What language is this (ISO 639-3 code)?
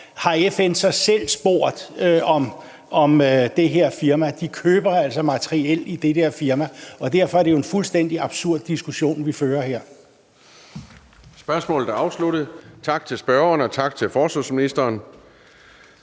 dan